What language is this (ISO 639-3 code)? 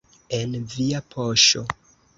epo